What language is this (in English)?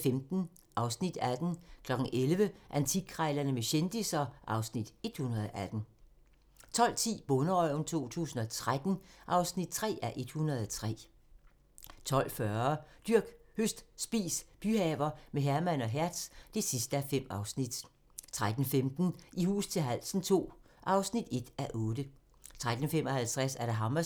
Danish